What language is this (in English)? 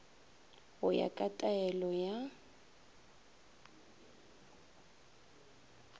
Northern Sotho